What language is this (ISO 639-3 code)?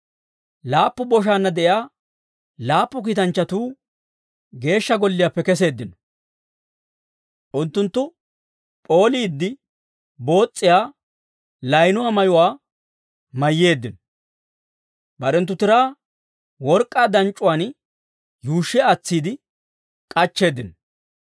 dwr